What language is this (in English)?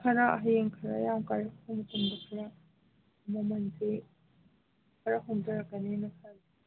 Manipuri